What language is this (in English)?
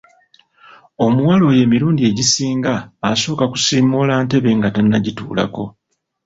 Ganda